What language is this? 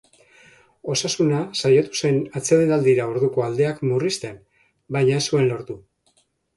Basque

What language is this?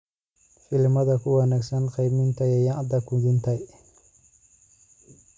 Somali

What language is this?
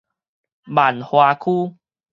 Min Nan Chinese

